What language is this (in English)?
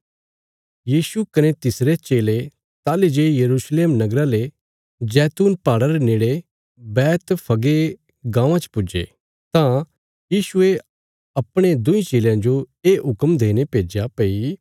Bilaspuri